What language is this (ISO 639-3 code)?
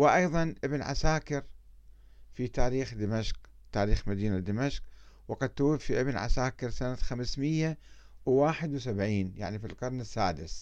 ara